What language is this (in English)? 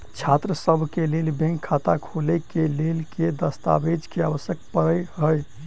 Maithili